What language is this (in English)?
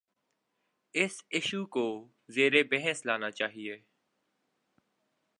Urdu